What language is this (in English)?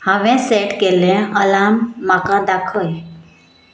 Konkani